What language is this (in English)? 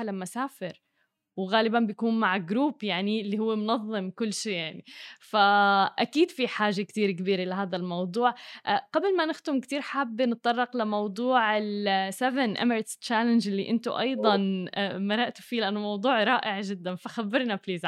Arabic